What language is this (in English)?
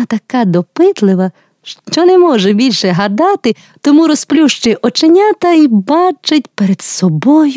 Ukrainian